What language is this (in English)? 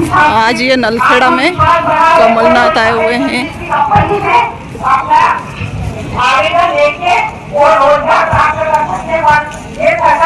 Hindi